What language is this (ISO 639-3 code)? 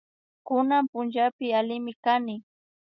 qvi